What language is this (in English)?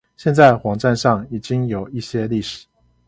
Chinese